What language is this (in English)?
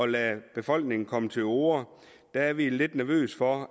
Danish